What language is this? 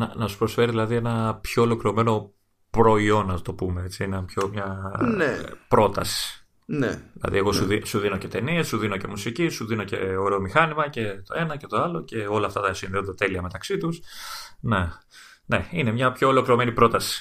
Greek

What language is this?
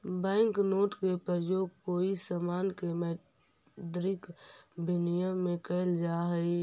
Magahi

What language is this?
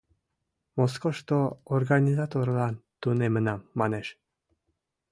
Mari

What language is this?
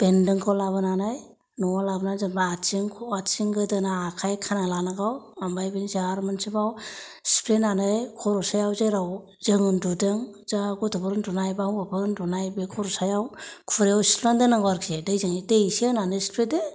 Bodo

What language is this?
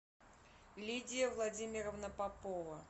Russian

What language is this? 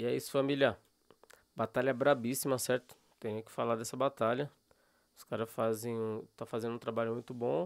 Portuguese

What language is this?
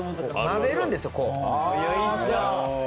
Japanese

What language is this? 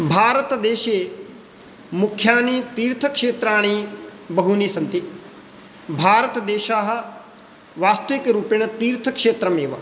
Sanskrit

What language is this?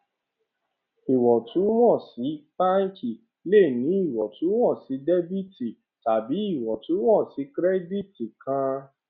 Yoruba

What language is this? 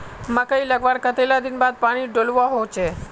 Magahi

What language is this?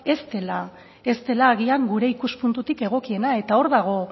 Basque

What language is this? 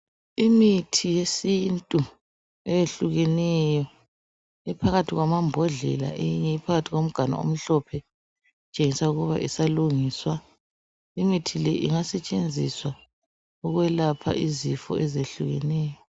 North Ndebele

